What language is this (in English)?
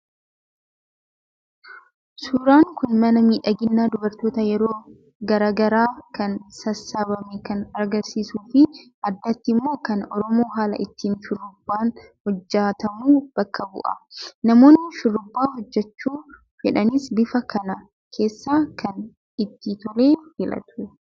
Oromo